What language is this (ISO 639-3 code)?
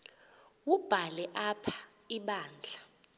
xho